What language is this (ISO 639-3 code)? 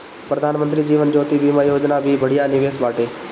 bho